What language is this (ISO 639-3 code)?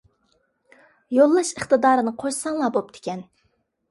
uig